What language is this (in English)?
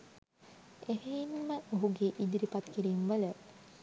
Sinhala